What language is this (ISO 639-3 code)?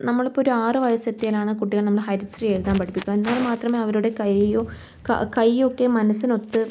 mal